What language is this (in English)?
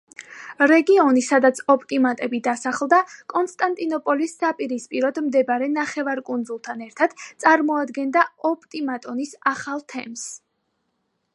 Georgian